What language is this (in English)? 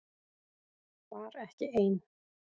Icelandic